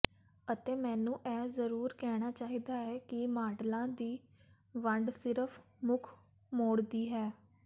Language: Punjabi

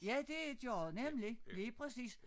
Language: Danish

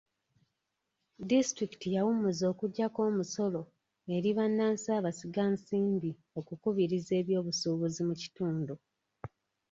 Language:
Ganda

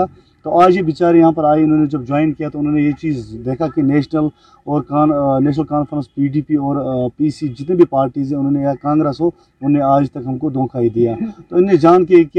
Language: Urdu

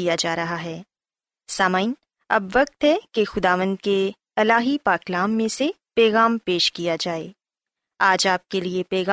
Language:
Urdu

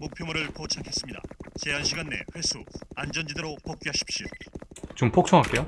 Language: Korean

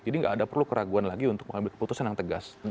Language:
Indonesian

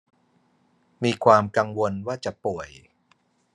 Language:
Thai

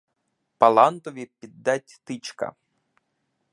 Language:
Ukrainian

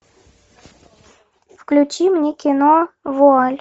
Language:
Russian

